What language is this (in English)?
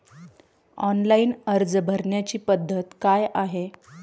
Marathi